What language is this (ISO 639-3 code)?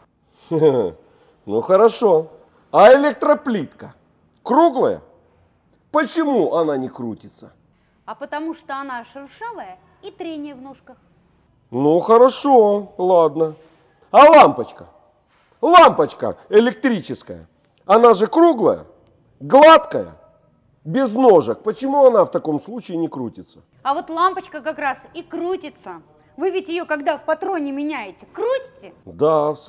rus